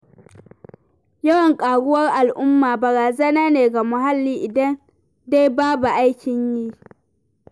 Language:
Hausa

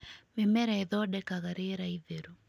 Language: Kikuyu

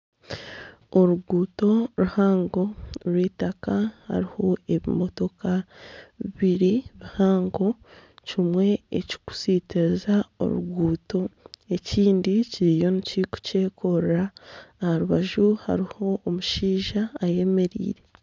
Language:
Nyankole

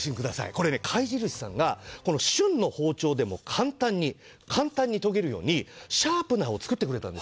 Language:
Japanese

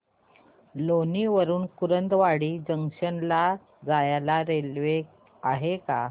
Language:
Marathi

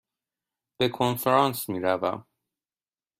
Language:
Persian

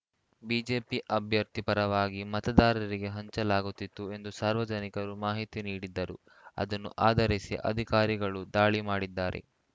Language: Kannada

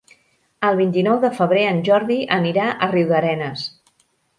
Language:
Catalan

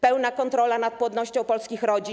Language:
Polish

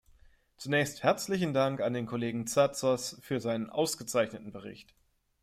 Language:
German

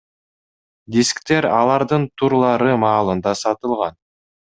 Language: Kyrgyz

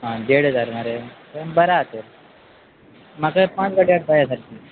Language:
Konkani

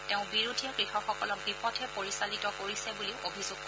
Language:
Assamese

